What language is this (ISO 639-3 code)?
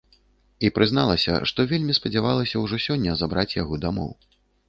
bel